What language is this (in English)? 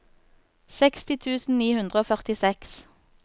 Norwegian